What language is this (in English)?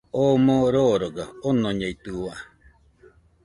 Nüpode Huitoto